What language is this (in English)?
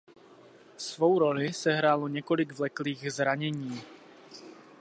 Czech